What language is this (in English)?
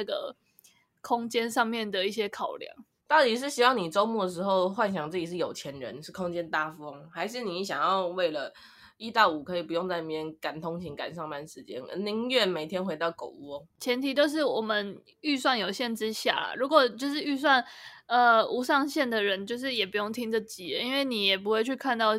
Chinese